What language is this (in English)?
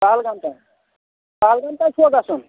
Kashmiri